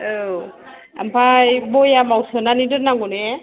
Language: Bodo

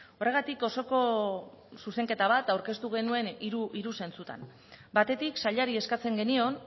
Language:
Basque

